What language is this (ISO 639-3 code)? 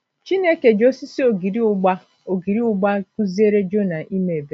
ibo